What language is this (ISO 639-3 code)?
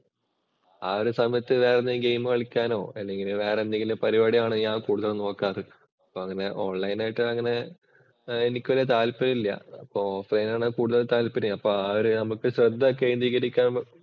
mal